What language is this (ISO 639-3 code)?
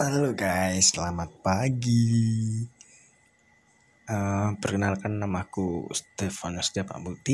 ind